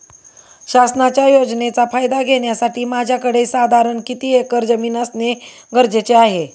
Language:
Marathi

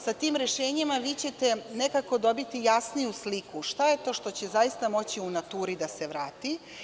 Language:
Serbian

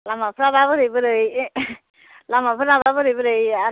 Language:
Bodo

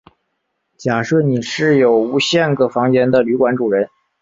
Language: Chinese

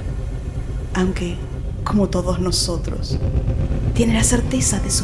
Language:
Spanish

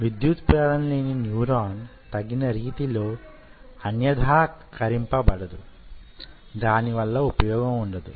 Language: Telugu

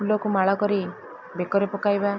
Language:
Odia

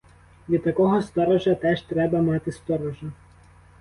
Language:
Ukrainian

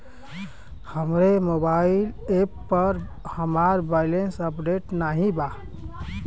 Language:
Bhojpuri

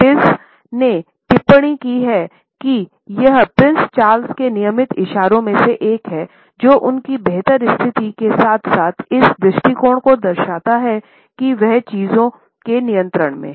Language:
Hindi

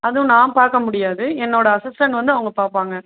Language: Tamil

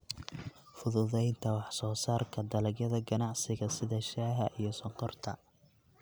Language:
Somali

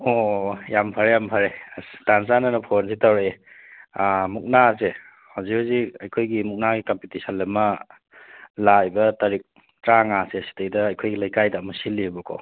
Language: Manipuri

